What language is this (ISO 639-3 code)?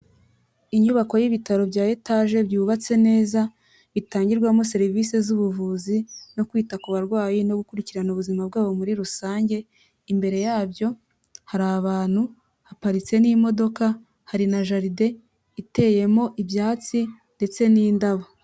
kin